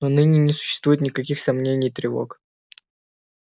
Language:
Russian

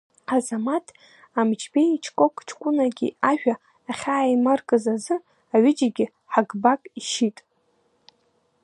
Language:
Abkhazian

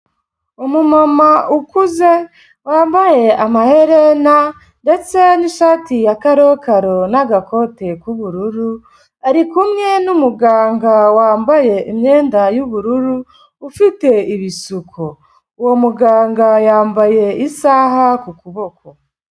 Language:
Kinyarwanda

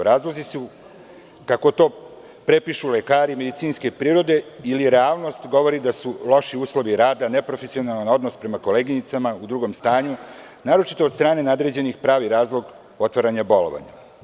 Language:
Serbian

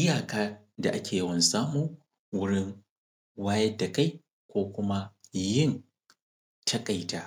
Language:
Hausa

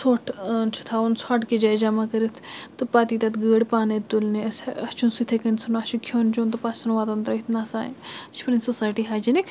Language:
Kashmiri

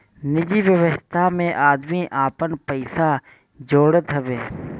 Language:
Bhojpuri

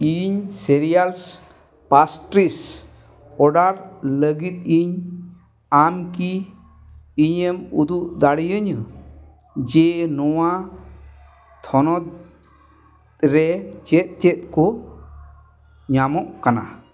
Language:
Santali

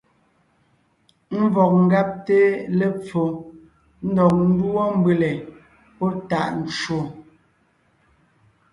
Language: Ngiemboon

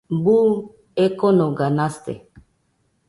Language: Nüpode Huitoto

